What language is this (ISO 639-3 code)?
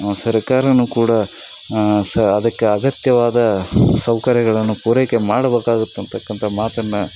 kan